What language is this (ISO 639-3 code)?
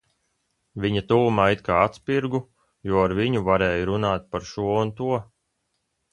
lav